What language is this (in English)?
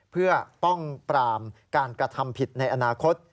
Thai